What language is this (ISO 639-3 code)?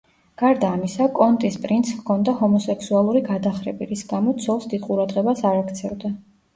kat